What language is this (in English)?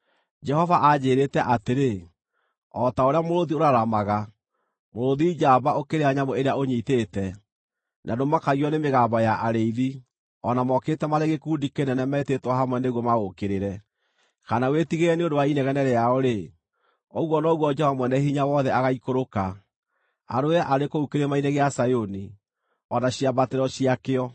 Kikuyu